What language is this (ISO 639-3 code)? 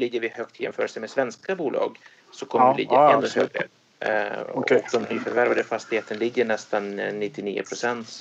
swe